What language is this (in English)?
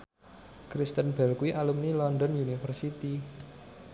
Javanese